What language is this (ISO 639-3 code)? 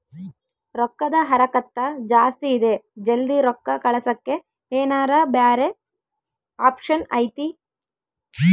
kan